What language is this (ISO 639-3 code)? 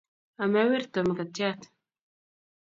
kln